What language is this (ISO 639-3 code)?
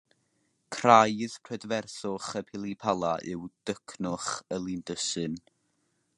cym